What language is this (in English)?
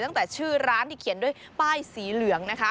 Thai